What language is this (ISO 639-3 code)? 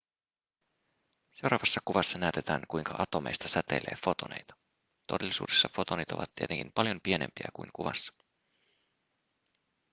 fin